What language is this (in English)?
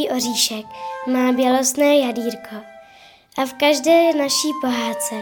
Czech